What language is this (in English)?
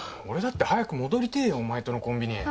Japanese